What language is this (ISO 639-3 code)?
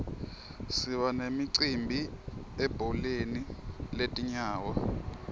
ssw